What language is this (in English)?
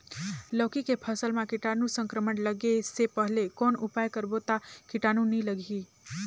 Chhattisgarhi